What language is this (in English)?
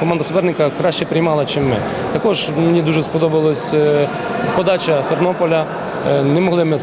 Ukrainian